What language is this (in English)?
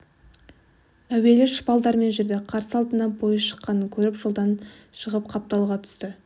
Kazakh